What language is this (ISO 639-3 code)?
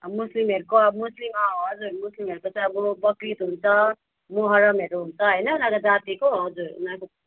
nep